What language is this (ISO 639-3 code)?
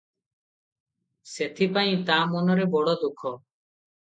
ori